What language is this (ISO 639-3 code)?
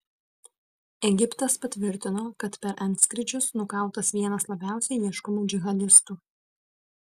lit